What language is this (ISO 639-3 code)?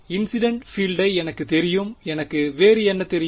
tam